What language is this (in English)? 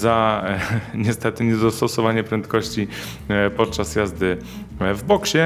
Polish